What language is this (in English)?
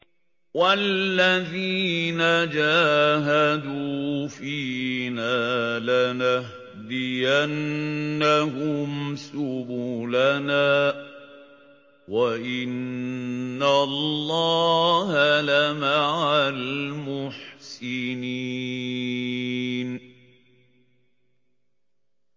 Arabic